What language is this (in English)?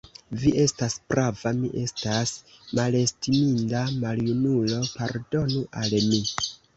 Esperanto